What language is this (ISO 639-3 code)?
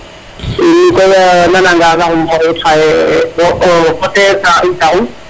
srr